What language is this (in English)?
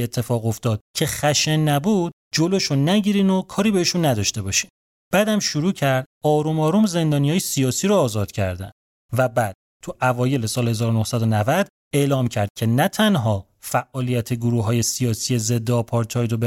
Persian